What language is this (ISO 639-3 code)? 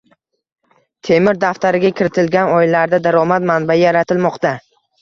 uzb